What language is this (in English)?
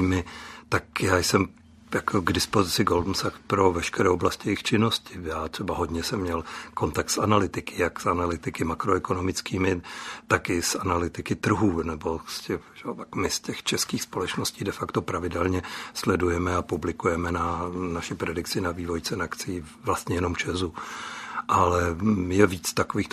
Czech